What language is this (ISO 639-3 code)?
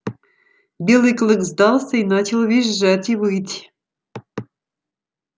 rus